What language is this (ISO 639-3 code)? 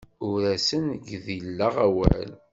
kab